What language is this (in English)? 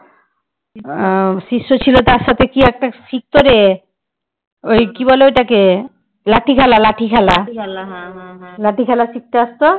Bangla